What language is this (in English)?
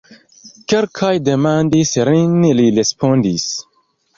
Esperanto